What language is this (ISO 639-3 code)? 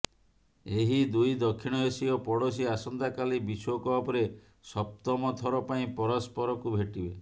ori